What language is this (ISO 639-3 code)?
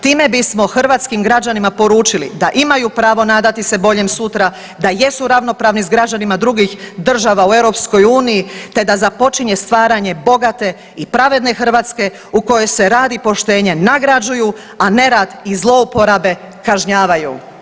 hrv